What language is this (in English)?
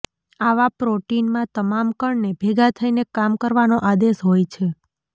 Gujarati